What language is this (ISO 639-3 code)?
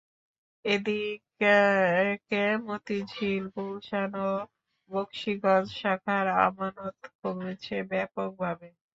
ben